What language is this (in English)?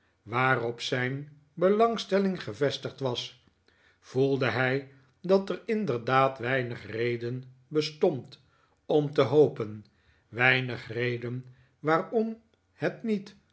Dutch